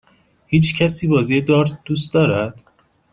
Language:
Persian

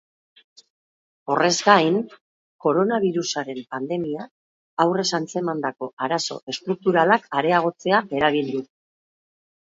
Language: Basque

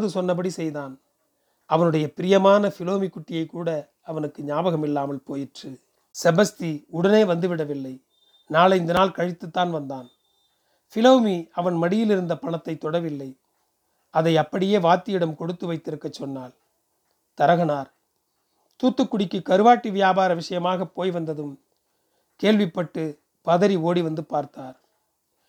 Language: Tamil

